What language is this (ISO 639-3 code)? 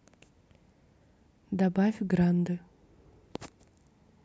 rus